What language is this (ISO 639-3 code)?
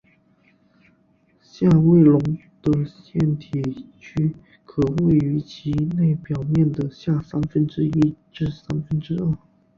zho